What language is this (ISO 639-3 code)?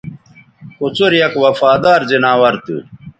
btv